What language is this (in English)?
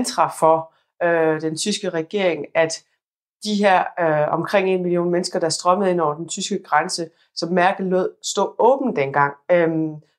Danish